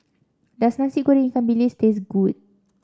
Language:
English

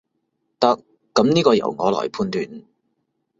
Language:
Cantonese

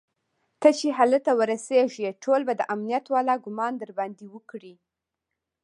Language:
Pashto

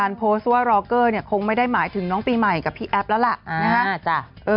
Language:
Thai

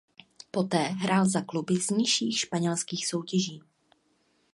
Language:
Czech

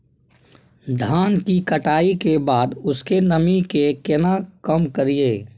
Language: Maithili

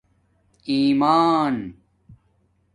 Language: Domaaki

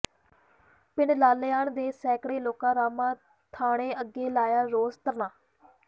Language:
Punjabi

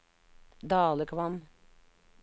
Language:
Norwegian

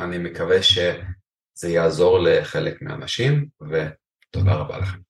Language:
Hebrew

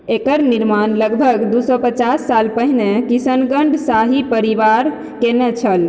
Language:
Maithili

